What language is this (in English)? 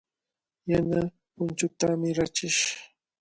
Cajatambo North Lima Quechua